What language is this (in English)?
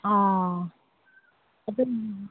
Manipuri